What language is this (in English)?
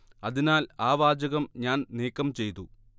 Malayalam